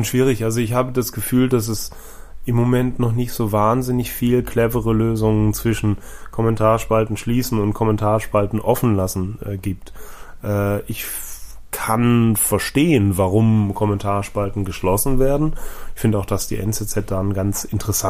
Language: German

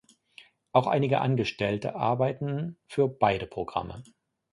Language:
German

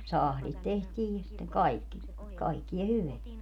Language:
Finnish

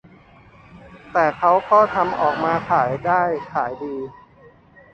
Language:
Thai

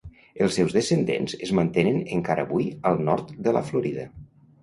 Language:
Catalan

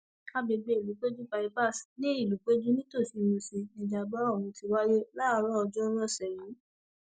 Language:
Yoruba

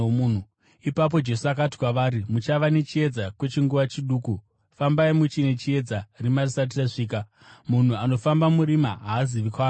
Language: Shona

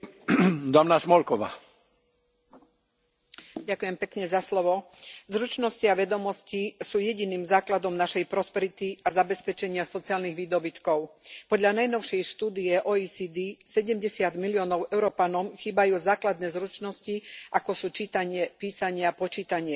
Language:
Slovak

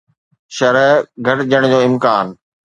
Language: Sindhi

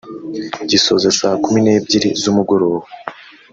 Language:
Kinyarwanda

